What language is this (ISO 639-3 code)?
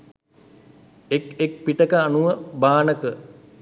sin